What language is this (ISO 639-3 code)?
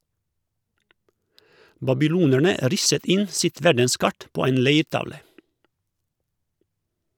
nor